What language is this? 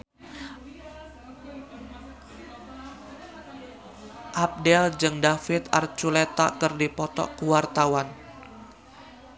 Sundanese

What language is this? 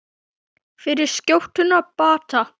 Icelandic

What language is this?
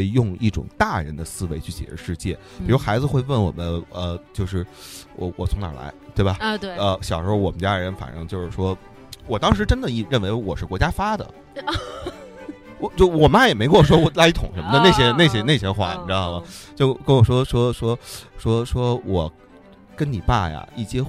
Chinese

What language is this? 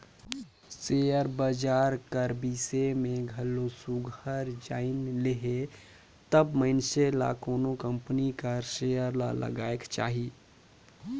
Chhattisgarhi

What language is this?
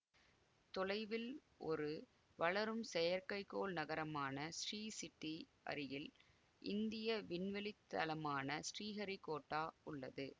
Tamil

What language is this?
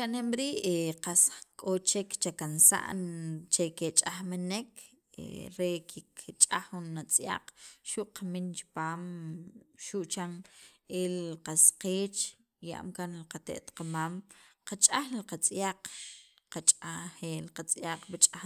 Sacapulteco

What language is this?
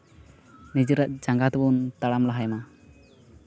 Santali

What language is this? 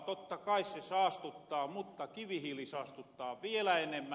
Finnish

